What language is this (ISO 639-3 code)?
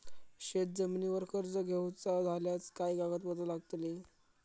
mar